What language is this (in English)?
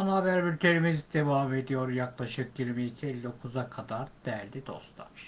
Turkish